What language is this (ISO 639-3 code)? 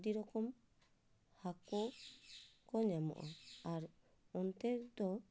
sat